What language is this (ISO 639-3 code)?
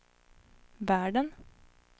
swe